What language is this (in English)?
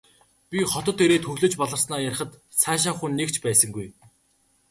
Mongolian